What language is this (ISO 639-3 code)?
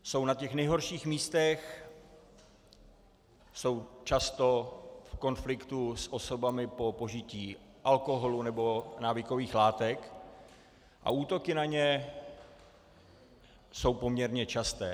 ces